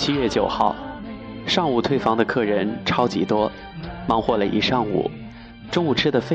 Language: Chinese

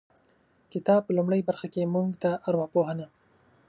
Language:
Pashto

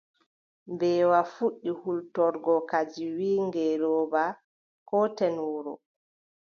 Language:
Adamawa Fulfulde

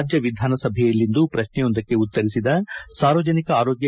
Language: Kannada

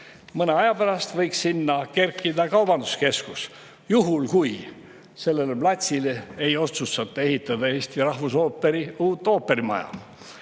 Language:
Estonian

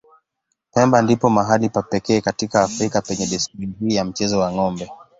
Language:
Swahili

